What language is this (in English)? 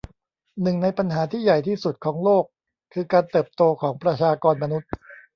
Thai